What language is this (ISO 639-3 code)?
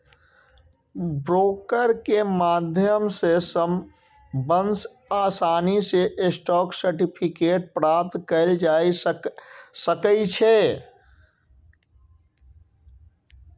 mai